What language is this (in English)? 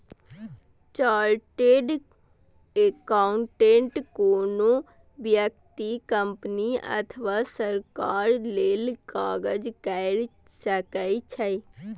Maithili